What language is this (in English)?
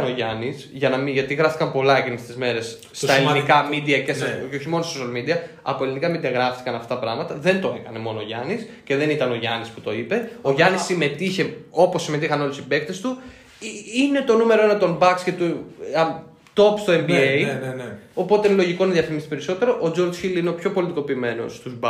Greek